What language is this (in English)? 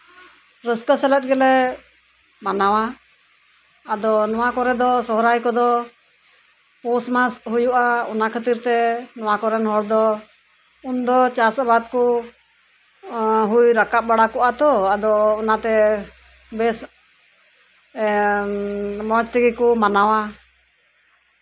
Santali